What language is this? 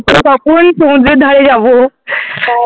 Bangla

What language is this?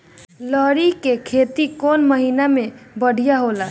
Bhojpuri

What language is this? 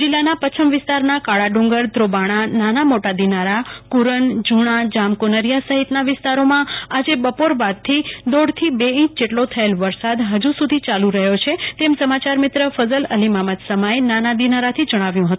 Gujarati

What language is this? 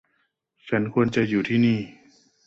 Thai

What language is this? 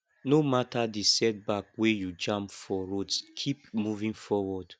Nigerian Pidgin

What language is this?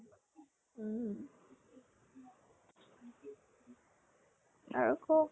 Assamese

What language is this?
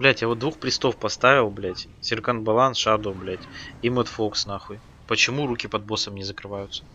Russian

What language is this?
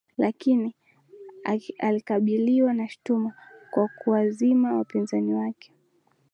Swahili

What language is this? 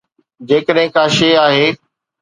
Sindhi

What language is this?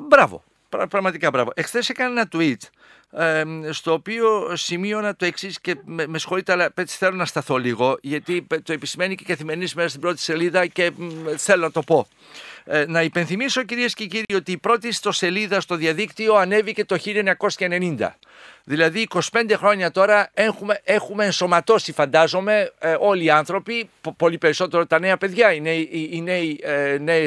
Greek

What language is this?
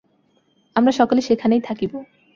Bangla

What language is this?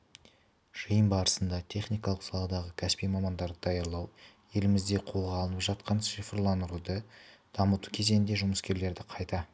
Kazakh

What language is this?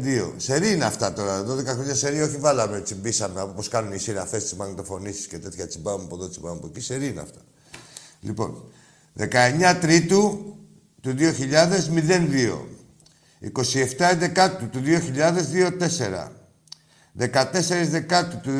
Greek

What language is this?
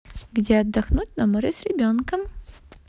Russian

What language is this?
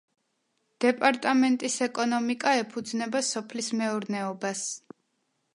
Georgian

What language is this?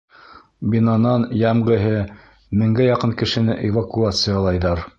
Bashkir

